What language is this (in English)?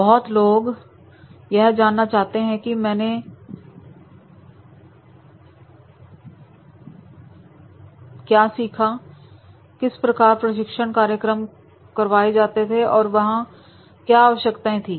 Hindi